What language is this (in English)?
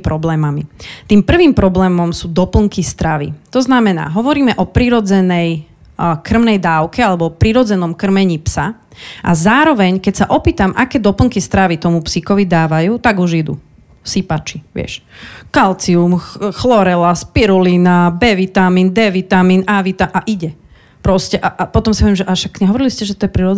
Slovak